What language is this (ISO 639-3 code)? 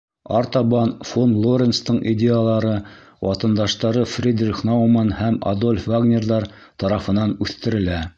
bak